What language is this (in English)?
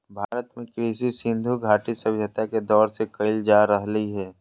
Magahi